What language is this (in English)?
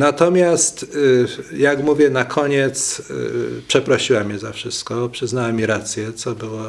Polish